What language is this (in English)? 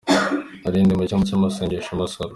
Kinyarwanda